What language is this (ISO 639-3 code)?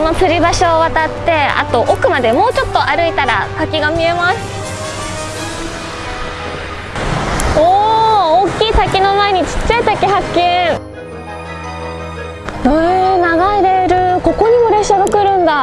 jpn